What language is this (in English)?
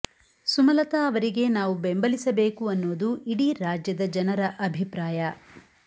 Kannada